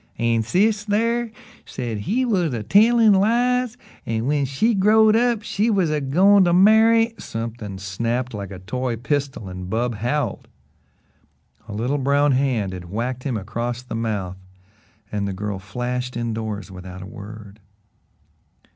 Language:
English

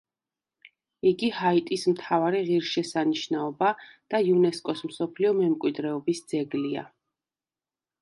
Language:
Georgian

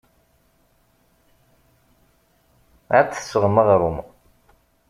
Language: Kabyle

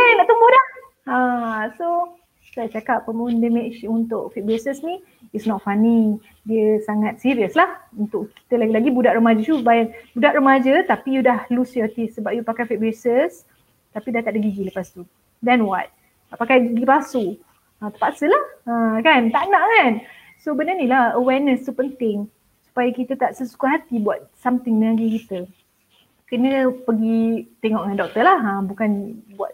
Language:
Malay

